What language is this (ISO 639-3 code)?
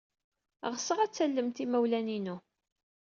kab